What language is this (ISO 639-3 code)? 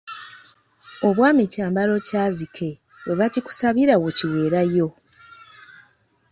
lug